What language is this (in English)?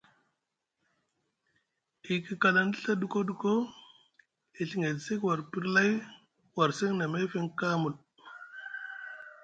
Musgu